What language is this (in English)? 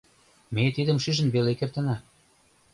Mari